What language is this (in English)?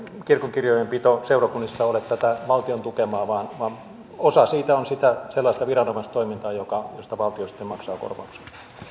Finnish